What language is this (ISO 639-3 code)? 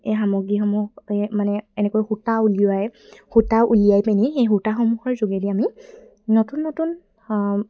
asm